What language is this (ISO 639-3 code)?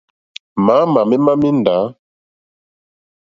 bri